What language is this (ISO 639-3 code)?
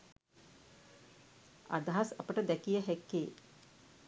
sin